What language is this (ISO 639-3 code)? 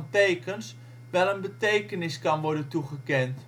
nld